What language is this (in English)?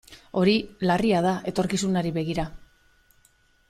Basque